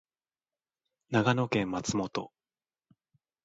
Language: Japanese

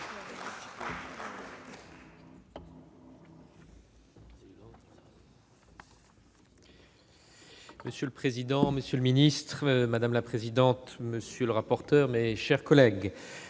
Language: French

